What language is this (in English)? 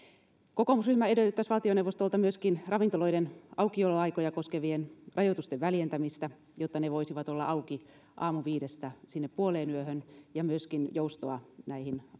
Finnish